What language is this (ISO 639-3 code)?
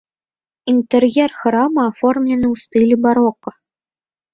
bel